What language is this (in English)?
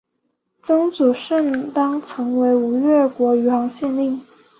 Chinese